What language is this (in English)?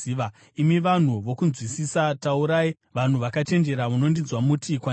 Shona